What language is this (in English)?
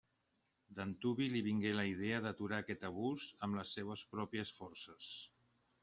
Catalan